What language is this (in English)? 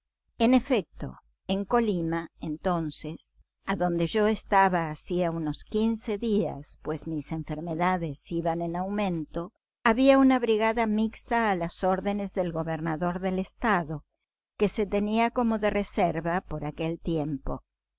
Spanish